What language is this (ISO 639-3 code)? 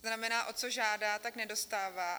ces